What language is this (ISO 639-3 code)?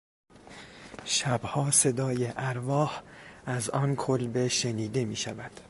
fas